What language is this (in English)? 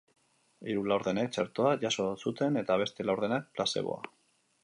Basque